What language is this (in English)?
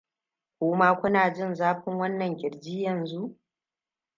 Hausa